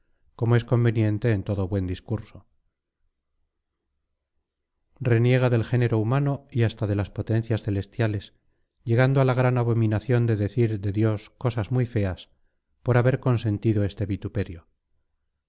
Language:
Spanish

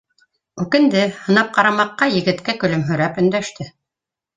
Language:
Bashkir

